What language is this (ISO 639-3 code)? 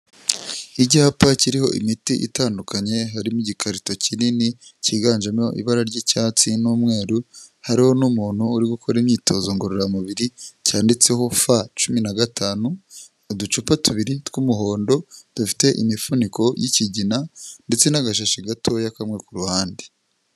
kin